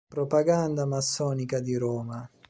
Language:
Italian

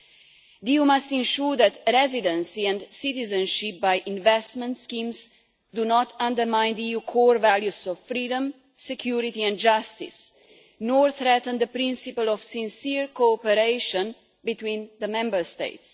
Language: English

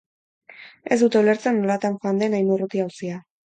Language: Basque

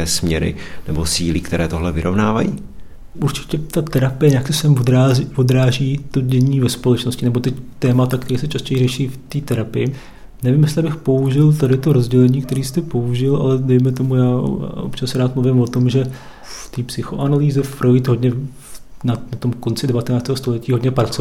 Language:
Czech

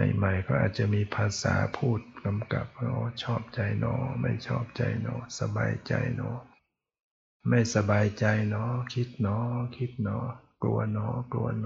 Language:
Thai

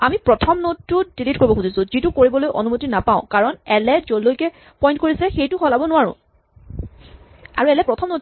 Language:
Assamese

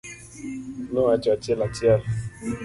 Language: Luo (Kenya and Tanzania)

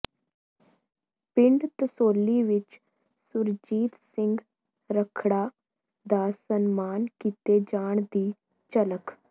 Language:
Punjabi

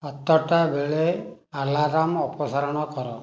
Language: Odia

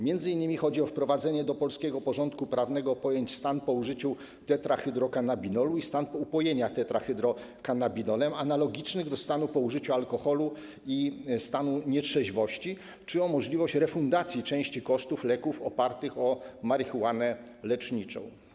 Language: Polish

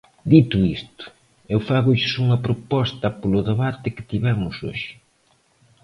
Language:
Galician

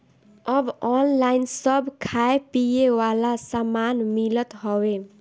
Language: Bhojpuri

